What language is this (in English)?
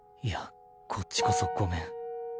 Japanese